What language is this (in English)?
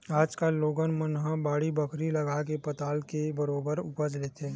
Chhattisgarhi